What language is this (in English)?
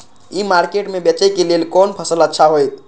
Maithili